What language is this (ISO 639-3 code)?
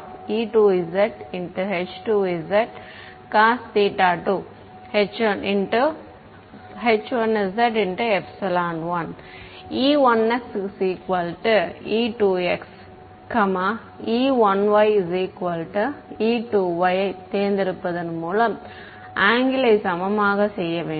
tam